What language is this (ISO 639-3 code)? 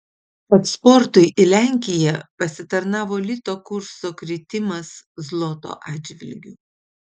lit